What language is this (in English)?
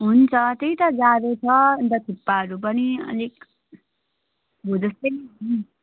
Nepali